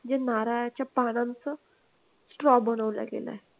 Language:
Marathi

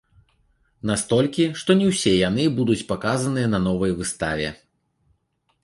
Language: Belarusian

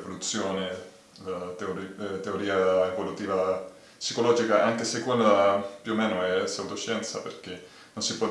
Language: Italian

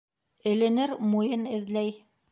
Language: Bashkir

